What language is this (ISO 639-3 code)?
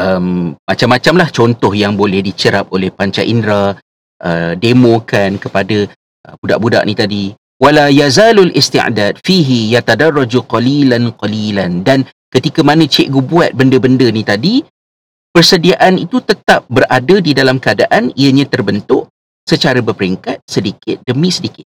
msa